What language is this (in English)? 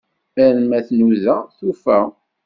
Kabyle